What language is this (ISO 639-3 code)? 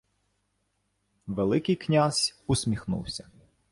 ukr